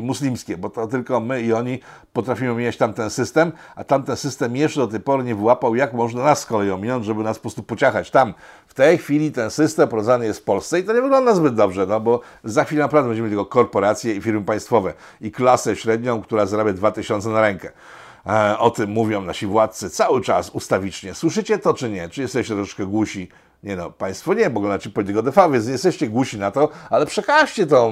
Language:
Polish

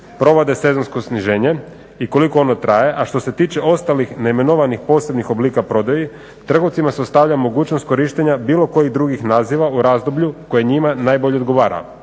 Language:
Croatian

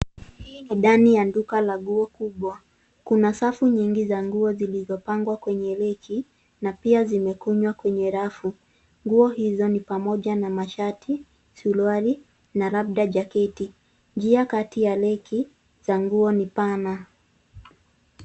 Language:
Swahili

